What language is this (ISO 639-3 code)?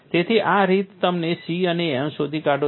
guj